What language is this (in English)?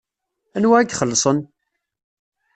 Kabyle